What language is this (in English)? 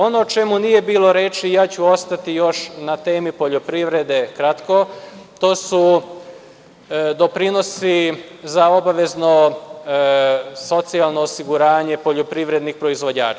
Serbian